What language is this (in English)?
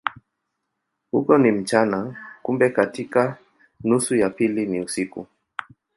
Swahili